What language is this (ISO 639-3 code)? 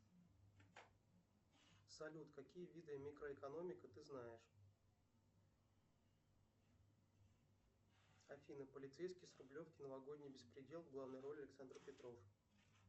rus